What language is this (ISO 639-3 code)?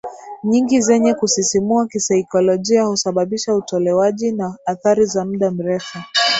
swa